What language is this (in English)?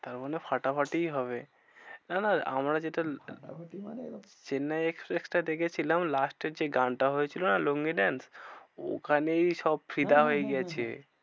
Bangla